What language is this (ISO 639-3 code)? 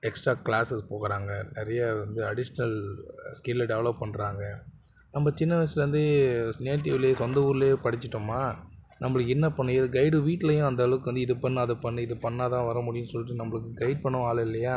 tam